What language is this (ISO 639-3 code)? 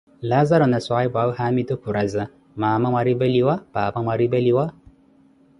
eko